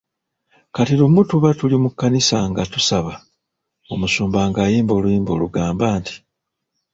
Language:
Ganda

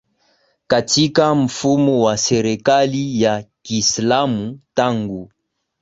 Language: Swahili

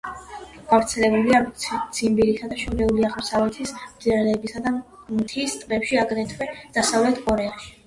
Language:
Georgian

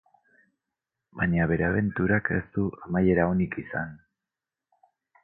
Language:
Basque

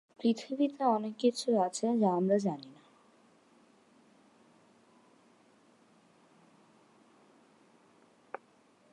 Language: Bangla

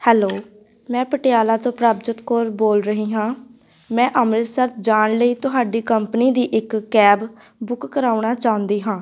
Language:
Punjabi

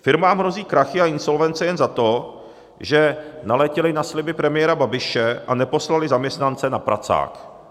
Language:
Czech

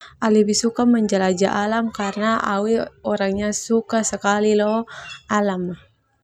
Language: Termanu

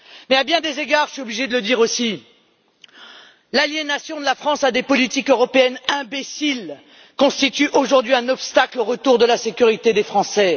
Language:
French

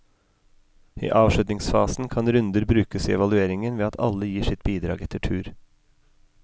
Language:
Norwegian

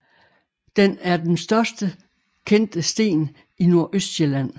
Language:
Danish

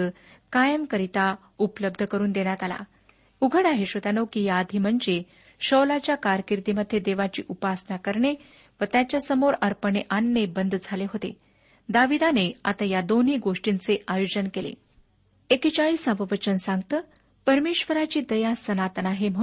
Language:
Marathi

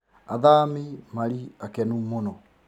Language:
Kikuyu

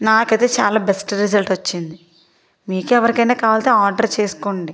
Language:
Telugu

